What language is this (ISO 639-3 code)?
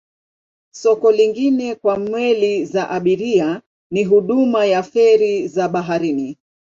swa